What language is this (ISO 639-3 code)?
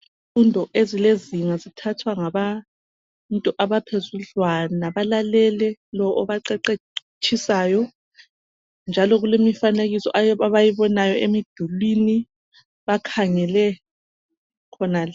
nde